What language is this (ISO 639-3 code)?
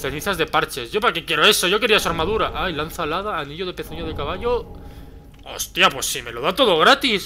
spa